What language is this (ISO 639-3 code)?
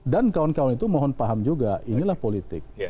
ind